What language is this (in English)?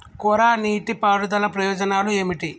Telugu